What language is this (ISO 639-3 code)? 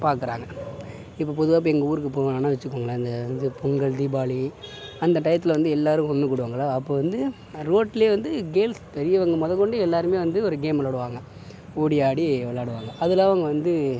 tam